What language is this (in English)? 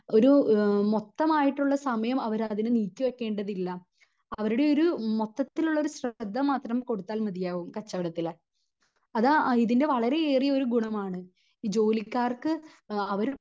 Malayalam